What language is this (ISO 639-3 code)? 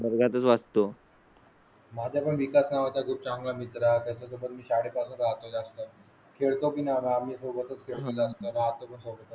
mar